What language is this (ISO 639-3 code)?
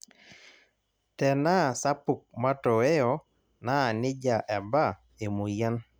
mas